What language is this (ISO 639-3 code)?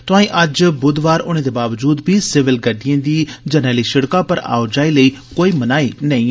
doi